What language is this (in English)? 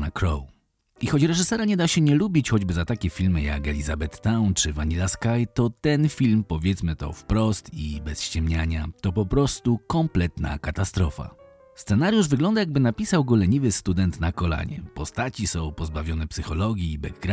Polish